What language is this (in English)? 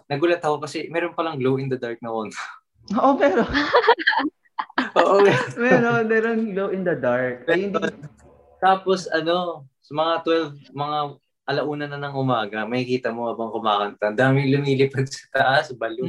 Filipino